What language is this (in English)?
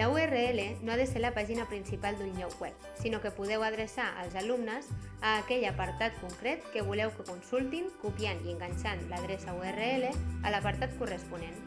Catalan